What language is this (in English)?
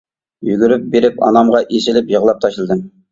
Uyghur